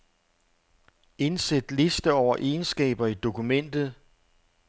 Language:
Danish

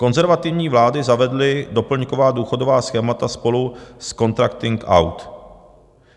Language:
Czech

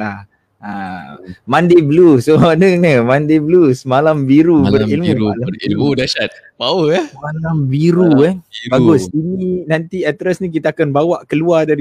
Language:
Malay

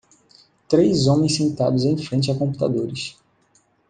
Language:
Portuguese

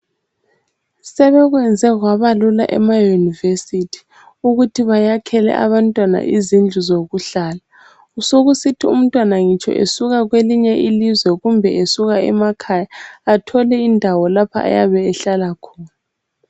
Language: North Ndebele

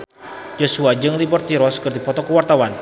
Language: Sundanese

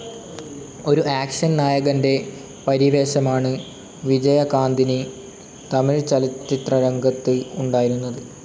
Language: Malayalam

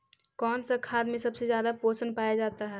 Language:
Magahi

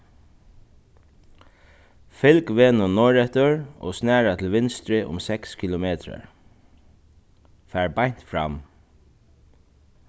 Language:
Faroese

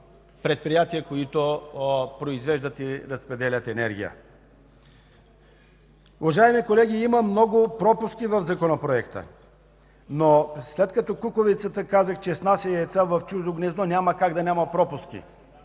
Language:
Bulgarian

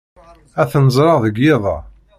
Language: Kabyle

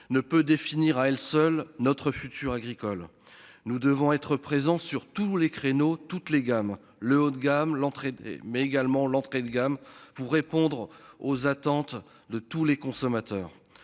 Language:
French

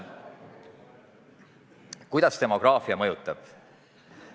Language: Estonian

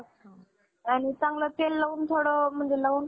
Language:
Marathi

